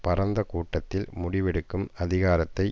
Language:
Tamil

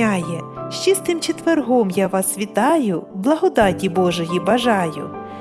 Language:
Ukrainian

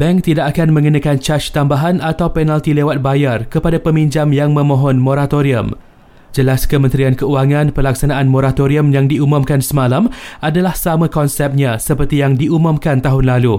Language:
Malay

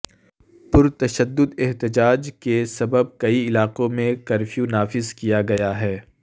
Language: Urdu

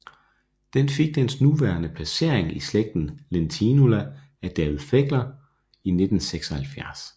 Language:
Danish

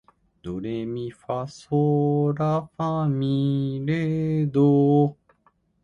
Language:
Japanese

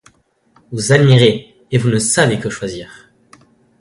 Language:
French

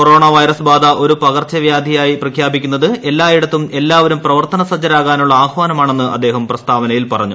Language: Malayalam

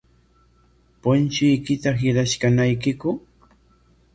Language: Corongo Ancash Quechua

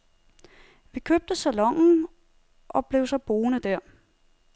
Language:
Danish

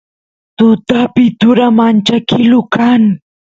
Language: Santiago del Estero Quichua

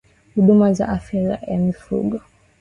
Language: Swahili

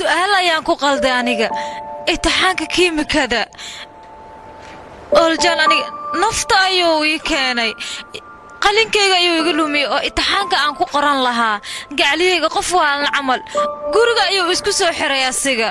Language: Arabic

